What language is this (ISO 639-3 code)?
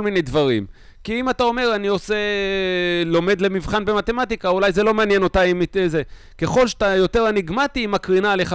heb